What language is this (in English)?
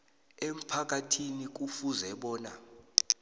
South Ndebele